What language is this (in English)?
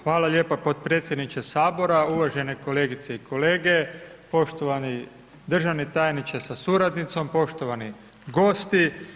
Croatian